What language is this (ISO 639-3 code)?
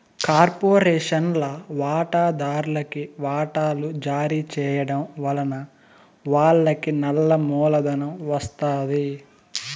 tel